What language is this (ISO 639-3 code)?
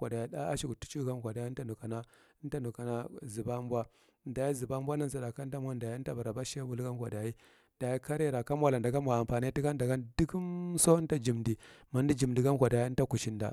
mrt